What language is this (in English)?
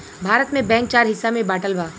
Bhojpuri